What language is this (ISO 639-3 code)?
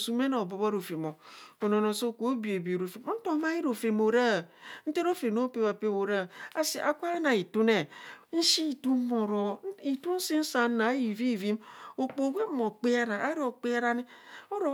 bcs